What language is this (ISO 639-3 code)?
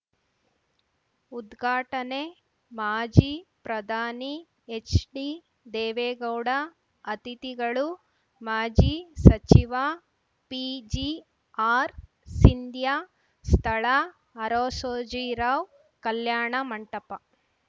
kan